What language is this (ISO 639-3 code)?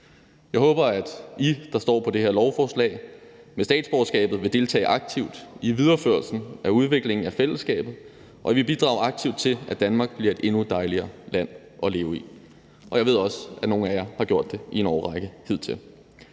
dan